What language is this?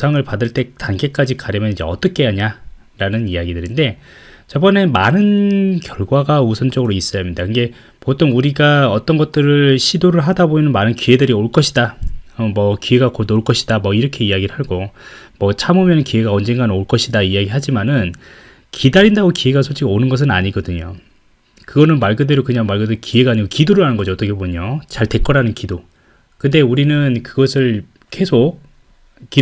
Korean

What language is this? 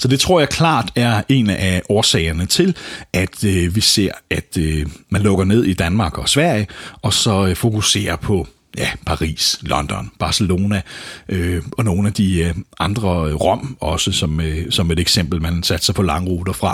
Danish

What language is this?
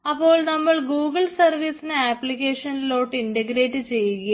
Malayalam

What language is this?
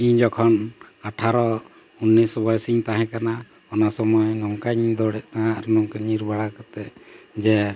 Santali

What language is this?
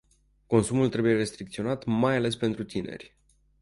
Romanian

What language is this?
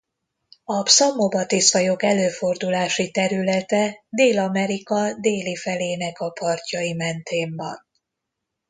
Hungarian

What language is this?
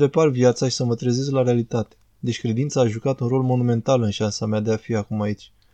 Romanian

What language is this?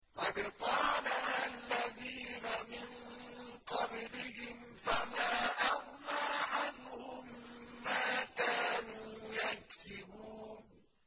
Arabic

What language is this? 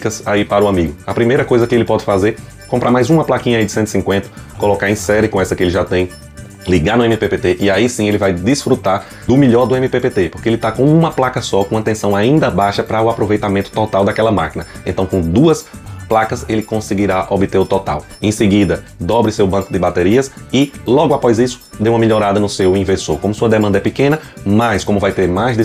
Portuguese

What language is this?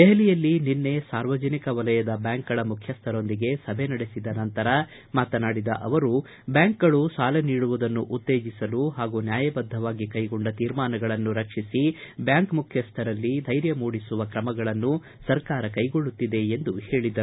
Kannada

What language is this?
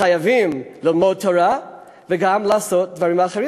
Hebrew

